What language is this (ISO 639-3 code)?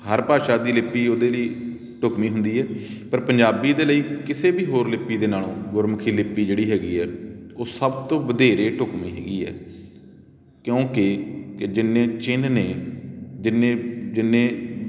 pan